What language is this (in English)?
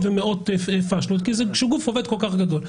Hebrew